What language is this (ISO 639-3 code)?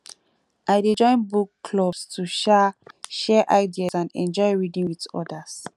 pcm